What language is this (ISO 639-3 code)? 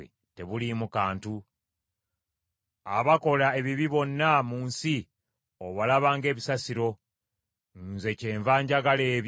lug